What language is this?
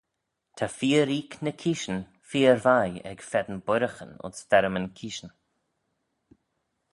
Manx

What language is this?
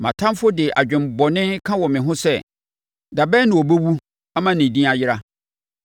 Akan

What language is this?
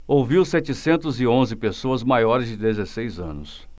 Portuguese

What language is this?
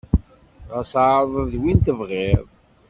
Kabyle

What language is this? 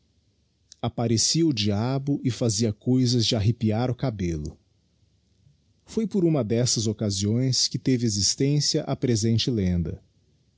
Portuguese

